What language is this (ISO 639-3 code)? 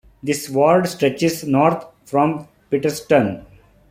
eng